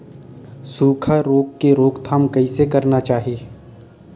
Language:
Chhattisgarhi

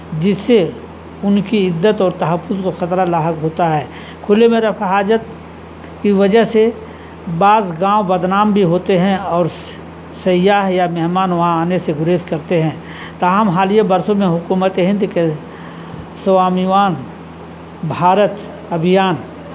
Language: Urdu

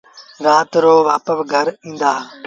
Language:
Sindhi Bhil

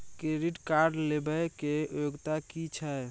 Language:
Maithili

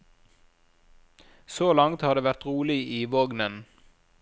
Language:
Norwegian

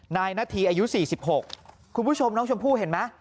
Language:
Thai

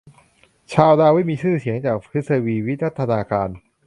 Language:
Thai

